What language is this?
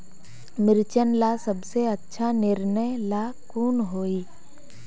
Magahi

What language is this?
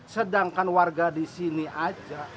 Indonesian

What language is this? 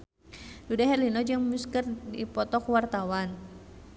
Sundanese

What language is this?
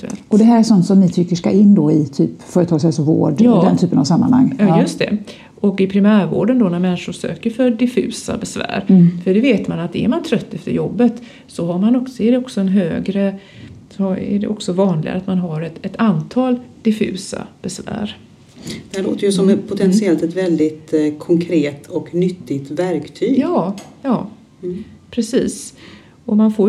Swedish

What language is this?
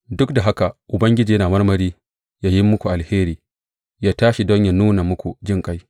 Hausa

